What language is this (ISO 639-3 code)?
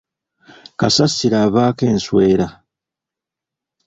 lug